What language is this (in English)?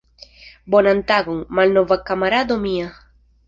Esperanto